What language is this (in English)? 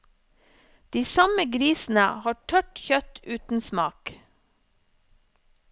Norwegian